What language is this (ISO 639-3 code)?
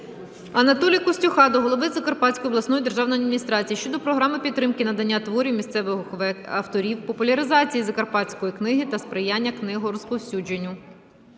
ukr